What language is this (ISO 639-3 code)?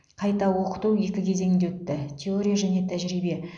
kaz